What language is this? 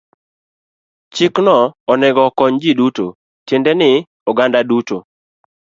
Luo (Kenya and Tanzania)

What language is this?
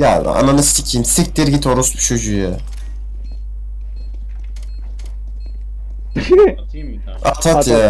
Turkish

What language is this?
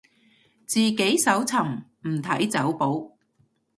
Cantonese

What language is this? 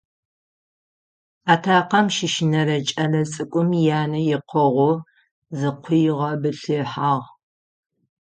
Adyghe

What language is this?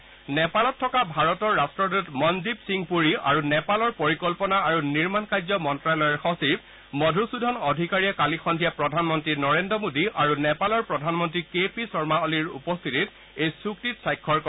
Assamese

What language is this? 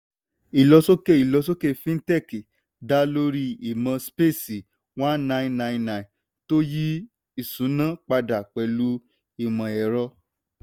Yoruba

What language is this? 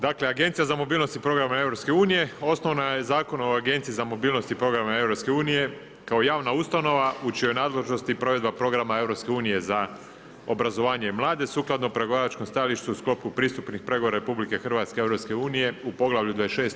Croatian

